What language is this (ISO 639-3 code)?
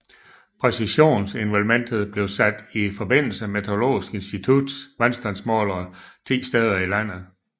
dan